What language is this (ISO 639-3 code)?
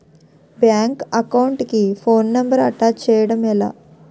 tel